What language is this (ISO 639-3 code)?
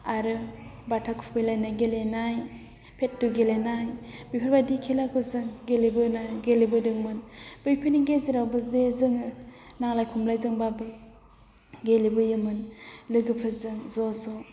brx